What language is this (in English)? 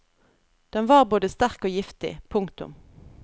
Norwegian